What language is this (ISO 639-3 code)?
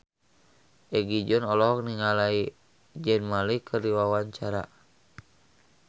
sun